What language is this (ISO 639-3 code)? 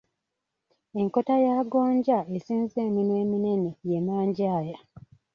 lug